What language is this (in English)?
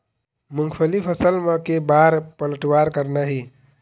Chhattisgarhi